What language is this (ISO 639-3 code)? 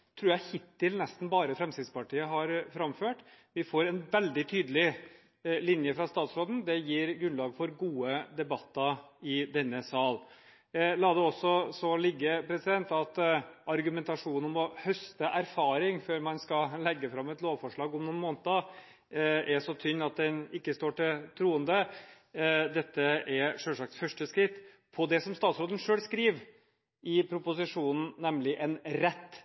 nob